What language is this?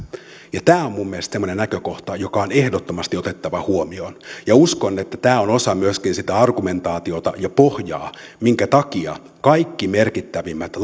Finnish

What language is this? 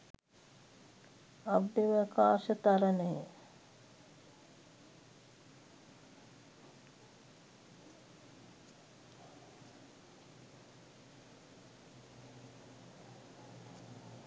Sinhala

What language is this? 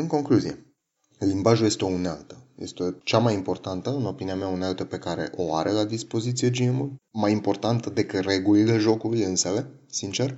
Romanian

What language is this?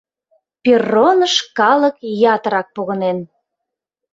Mari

